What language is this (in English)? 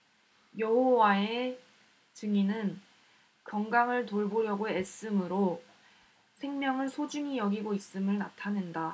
Korean